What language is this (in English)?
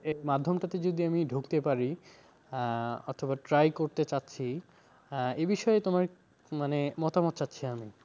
Bangla